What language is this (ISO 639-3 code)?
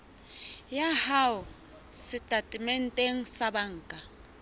sot